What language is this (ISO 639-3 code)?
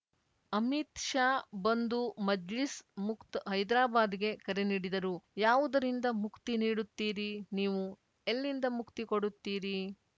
kan